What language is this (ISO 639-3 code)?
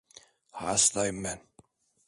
tur